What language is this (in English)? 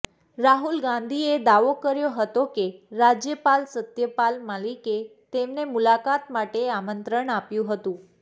Gujarati